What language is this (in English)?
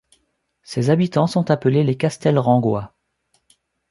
French